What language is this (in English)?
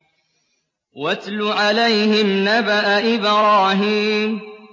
Arabic